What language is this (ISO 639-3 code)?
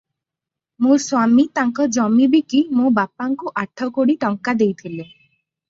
ori